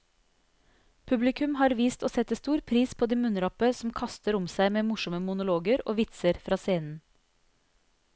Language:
Norwegian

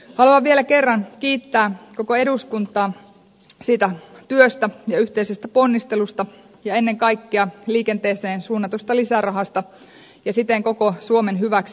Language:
Finnish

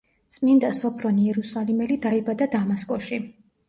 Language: Georgian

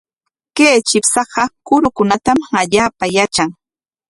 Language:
Corongo Ancash Quechua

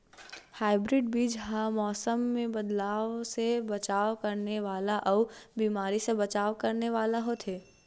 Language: Chhattisgarhi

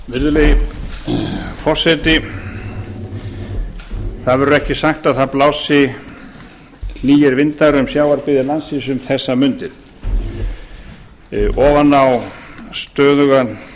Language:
Icelandic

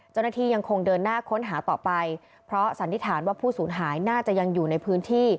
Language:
Thai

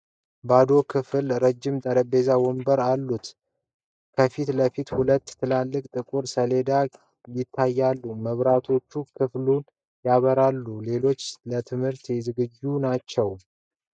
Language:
Amharic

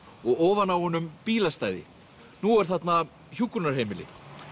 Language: Icelandic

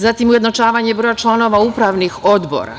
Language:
Serbian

